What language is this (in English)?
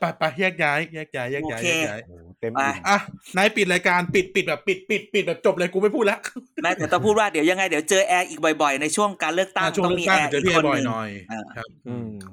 Thai